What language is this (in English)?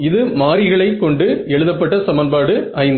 Tamil